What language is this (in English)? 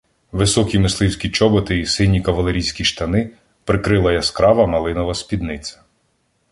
Ukrainian